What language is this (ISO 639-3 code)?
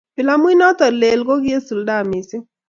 kln